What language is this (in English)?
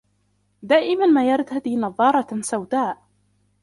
Arabic